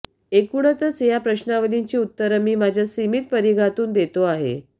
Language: Marathi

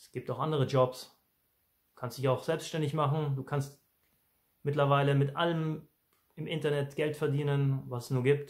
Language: German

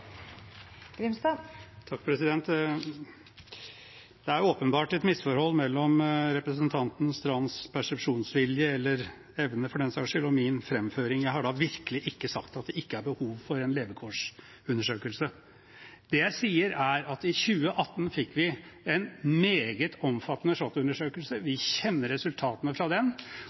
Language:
Norwegian Bokmål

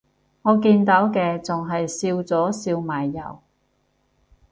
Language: Cantonese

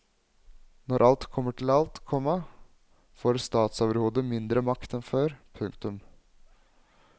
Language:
Norwegian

